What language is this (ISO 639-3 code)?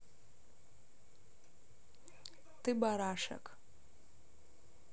rus